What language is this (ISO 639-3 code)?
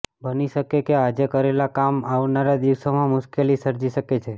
guj